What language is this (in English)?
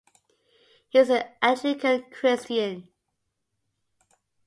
English